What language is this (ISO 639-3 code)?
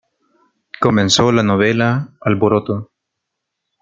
spa